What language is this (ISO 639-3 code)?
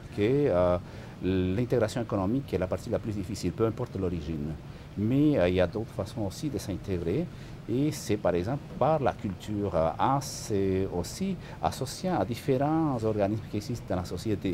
fra